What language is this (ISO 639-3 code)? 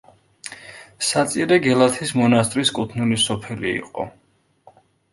kat